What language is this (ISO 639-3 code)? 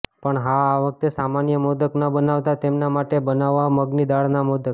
guj